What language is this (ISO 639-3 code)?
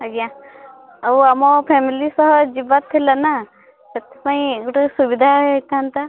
ori